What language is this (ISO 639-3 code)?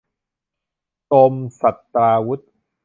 tha